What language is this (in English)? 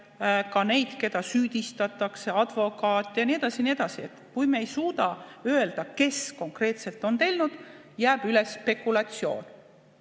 Estonian